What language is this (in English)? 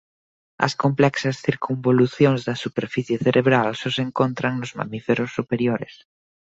Galician